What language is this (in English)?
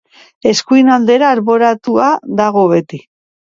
Basque